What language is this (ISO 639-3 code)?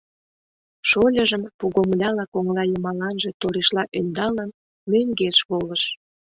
chm